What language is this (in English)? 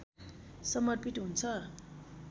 Nepali